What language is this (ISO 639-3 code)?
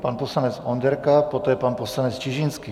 ces